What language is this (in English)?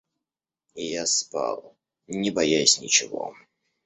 Russian